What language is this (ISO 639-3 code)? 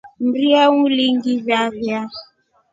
rof